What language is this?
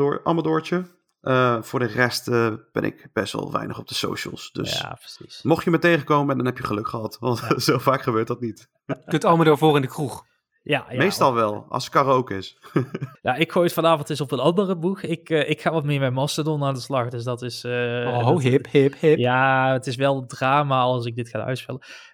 Dutch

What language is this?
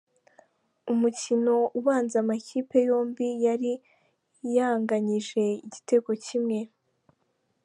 Kinyarwanda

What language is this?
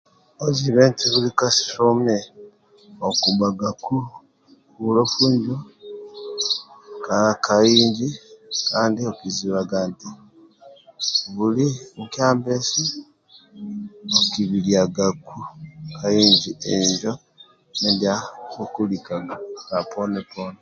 Amba (Uganda)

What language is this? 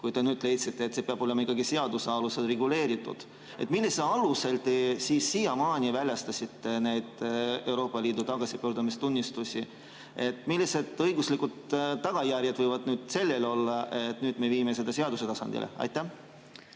Estonian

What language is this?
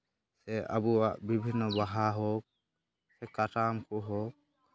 Santali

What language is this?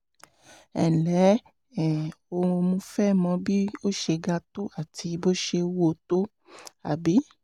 Yoruba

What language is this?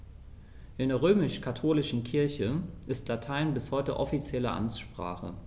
German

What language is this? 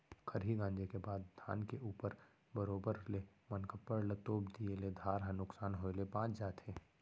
Chhattisgarhi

